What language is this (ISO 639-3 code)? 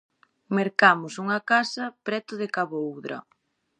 glg